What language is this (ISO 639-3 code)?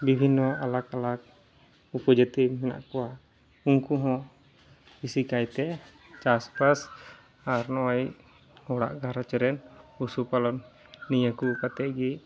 sat